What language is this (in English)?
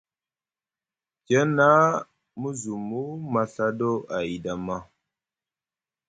Musgu